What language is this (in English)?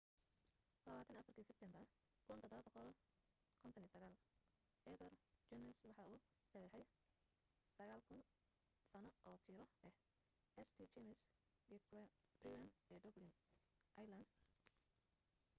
Somali